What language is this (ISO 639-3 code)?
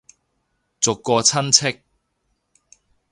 yue